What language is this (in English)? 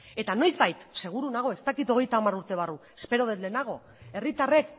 Basque